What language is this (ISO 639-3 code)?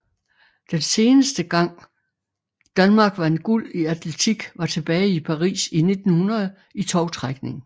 dan